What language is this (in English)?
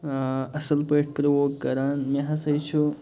Kashmiri